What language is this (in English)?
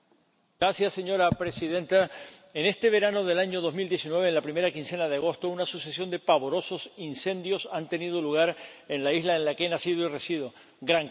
Spanish